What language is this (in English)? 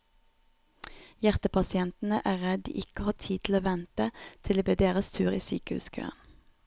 Norwegian